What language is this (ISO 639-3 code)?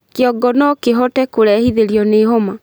kik